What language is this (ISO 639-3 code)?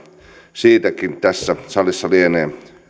fin